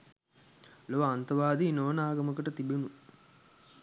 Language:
Sinhala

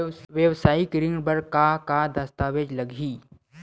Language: Chhattisgarhi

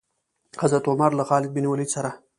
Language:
Pashto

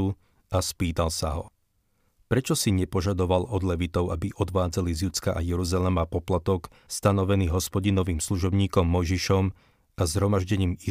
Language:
Slovak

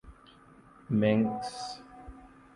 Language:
Urdu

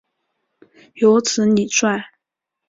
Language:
Chinese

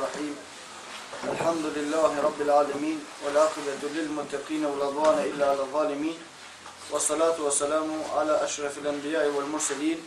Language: Turkish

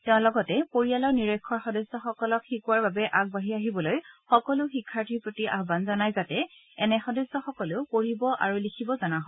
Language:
Assamese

